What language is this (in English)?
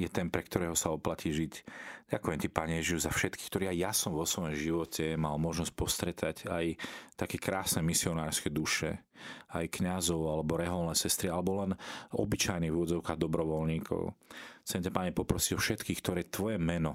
Slovak